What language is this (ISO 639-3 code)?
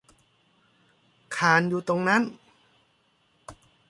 tha